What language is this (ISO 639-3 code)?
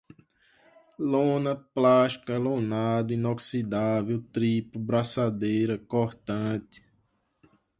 por